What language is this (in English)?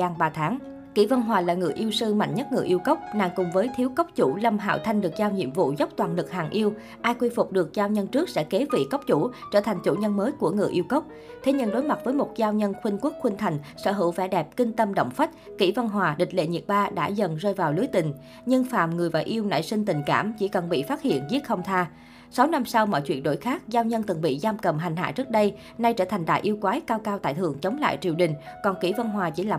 Vietnamese